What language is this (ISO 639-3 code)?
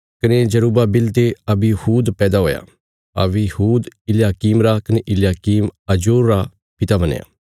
kfs